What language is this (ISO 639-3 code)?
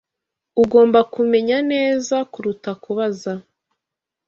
kin